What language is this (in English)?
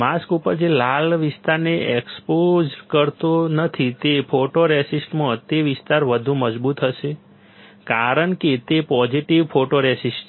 Gujarati